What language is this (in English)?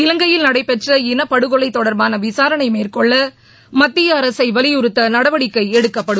Tamil